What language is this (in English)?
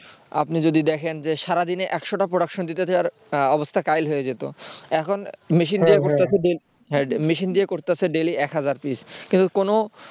Bangla